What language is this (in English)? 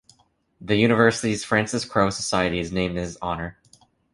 English